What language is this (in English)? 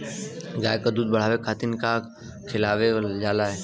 Bhojpuri